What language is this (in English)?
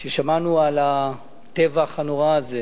Hebrew